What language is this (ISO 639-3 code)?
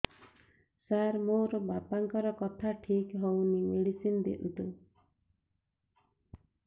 ori